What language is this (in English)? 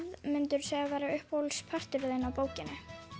Icelandic